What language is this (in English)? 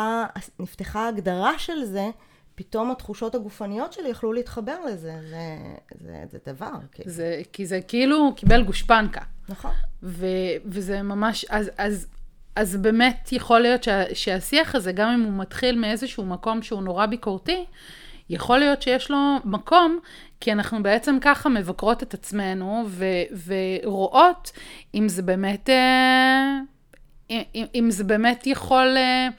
Hebrew